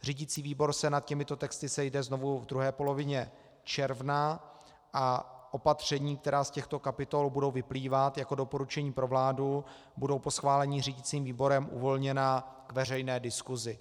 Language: Czech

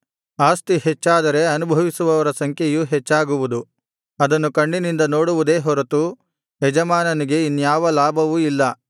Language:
Kannada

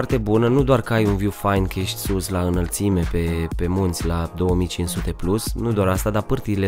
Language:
Romanian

